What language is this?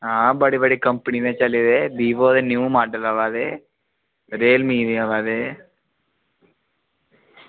Dogri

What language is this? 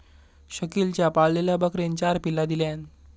Marathi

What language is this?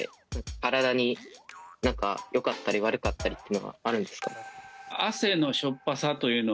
Japanese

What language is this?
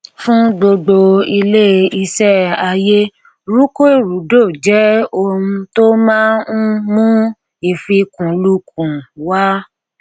Yoruba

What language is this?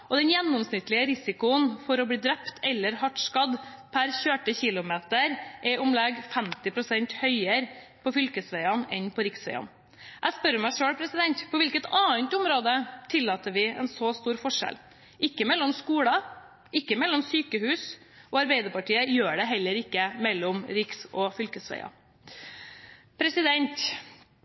Norwegian Bokmål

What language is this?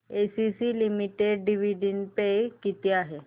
Marathi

